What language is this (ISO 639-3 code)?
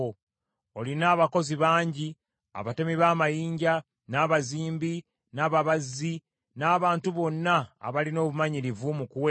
lug